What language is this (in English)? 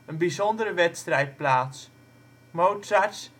Dutch